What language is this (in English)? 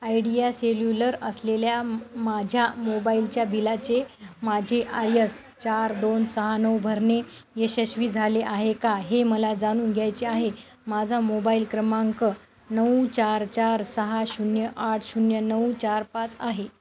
Marathi